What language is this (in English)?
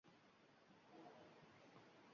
Uzbek